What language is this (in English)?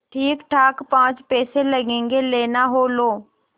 Hindi